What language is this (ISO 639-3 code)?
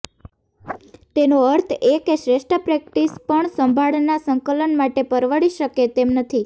guj